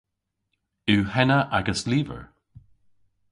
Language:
Cornish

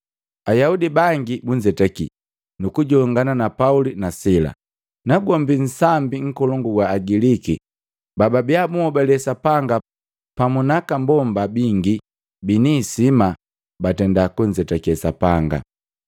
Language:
Matengo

